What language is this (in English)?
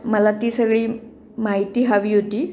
Marathi